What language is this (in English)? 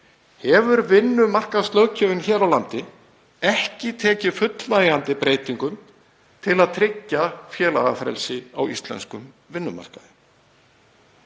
Icelandic